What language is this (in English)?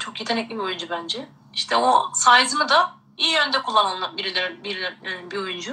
Turkish